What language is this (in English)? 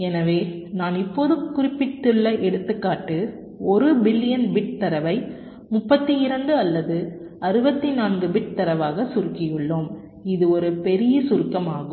Tamil